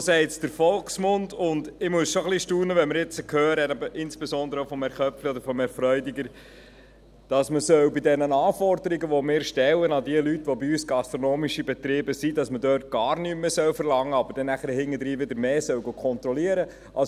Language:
Swiss German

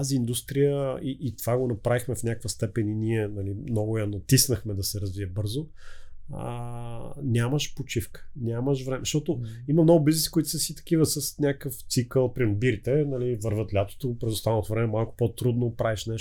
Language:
Bulgarian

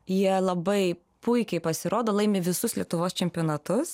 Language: Lithuanian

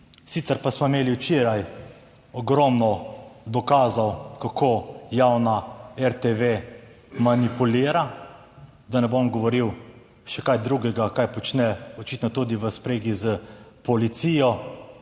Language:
Slovenian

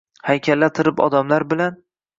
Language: Uzbek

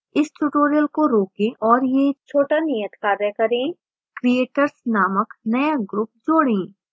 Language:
Hindi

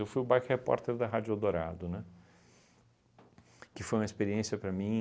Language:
Portuguese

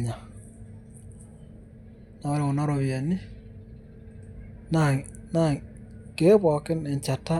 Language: Masai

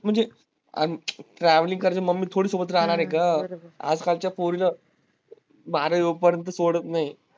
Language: Marathi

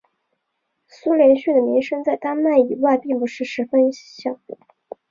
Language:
Chinese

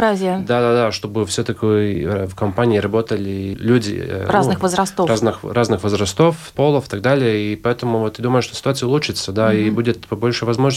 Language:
Russian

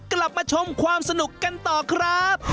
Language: Thai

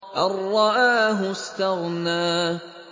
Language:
Arabic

